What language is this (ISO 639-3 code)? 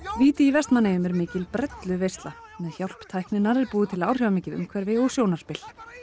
isl